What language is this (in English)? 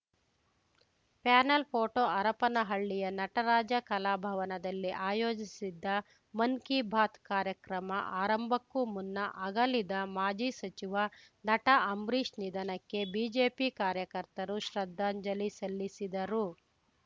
Kannada